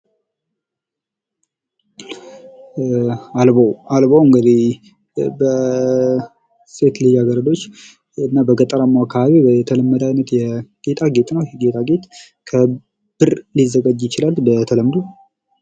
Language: Amharic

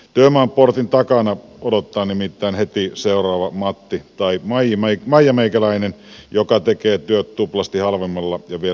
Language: Finnish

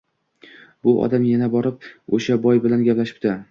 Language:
Uzbek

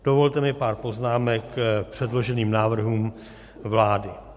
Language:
Czech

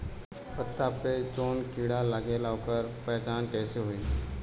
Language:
Bhojpuri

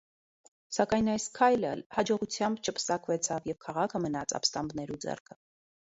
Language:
Armenian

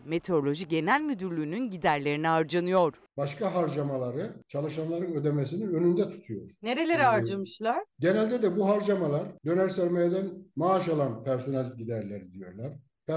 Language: Turkish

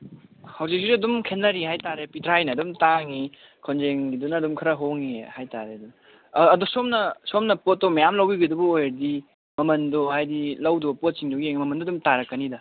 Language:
Manipuri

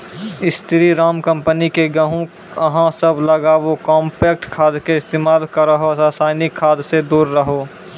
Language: Maithili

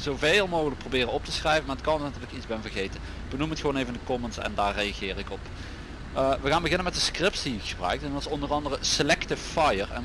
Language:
Dutch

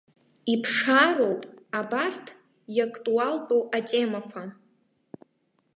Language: Abkhazian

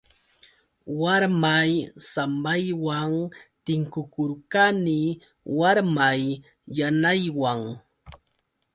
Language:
Yauyos Quechua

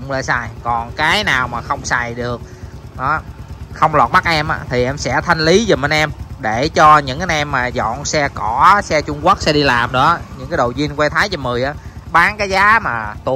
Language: Vietnamese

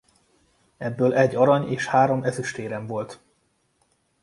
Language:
Hungarian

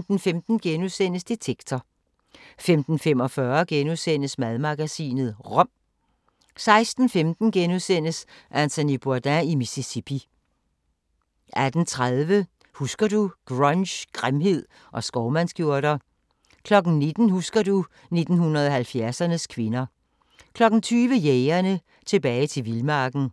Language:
Danish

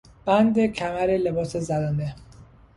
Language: Persian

